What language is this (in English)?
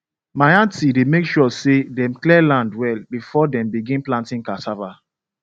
Nigerian Pidgin